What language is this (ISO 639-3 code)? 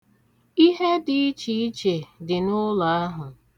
ibo